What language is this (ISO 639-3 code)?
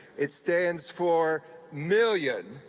eng